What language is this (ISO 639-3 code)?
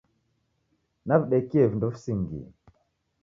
dav